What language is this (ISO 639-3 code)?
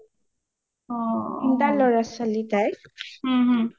asm